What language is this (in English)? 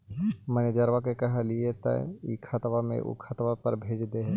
Magahi